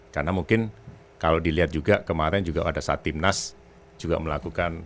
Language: Indonesian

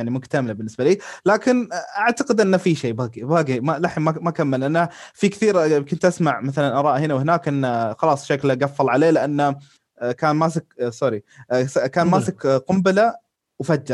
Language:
Arabic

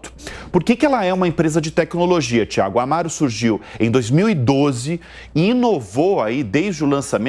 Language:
Portuguese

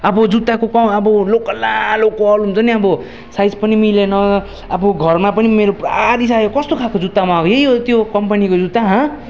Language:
Nepali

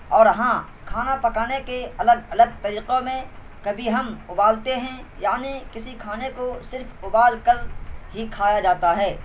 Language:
Urdu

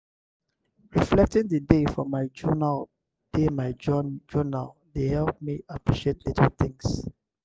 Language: Nigerian Pidgin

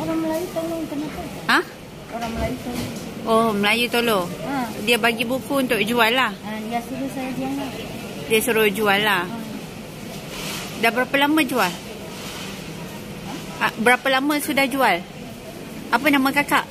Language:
Malay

